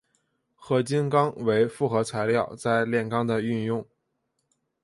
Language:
Chinese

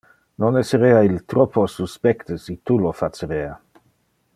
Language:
Interlingua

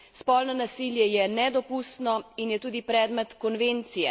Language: Slovenian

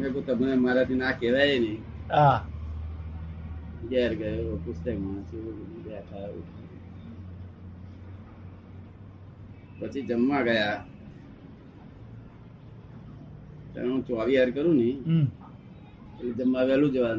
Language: Gujarati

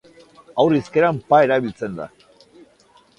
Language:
Basque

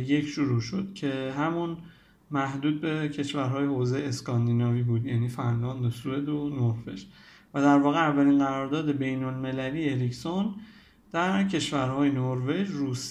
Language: Persian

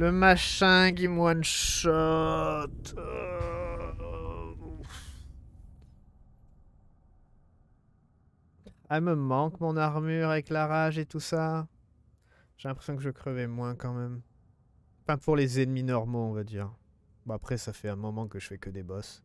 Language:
French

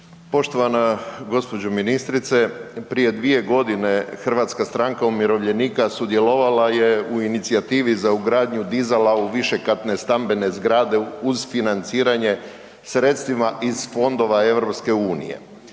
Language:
Croatian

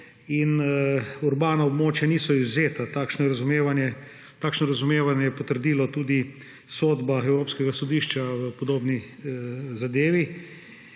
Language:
Slovenian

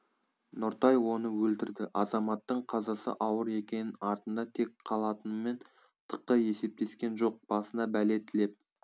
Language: Kazakh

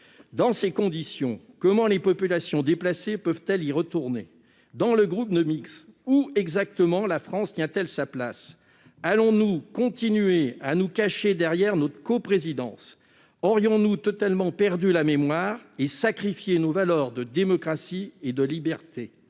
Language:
French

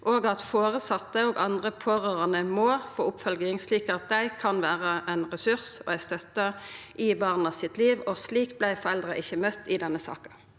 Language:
Norwegian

